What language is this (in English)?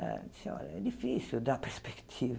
Portuguese